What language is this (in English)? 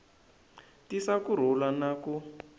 Tsonga